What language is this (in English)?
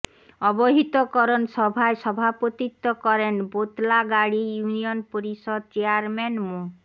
Bangla